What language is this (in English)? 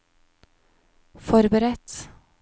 Norwegian